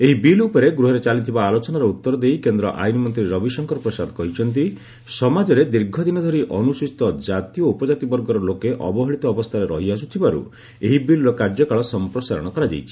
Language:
Odia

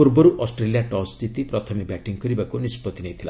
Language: Odia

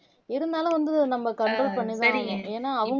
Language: Tamil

